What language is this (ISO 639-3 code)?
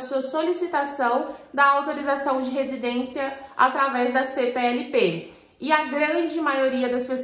por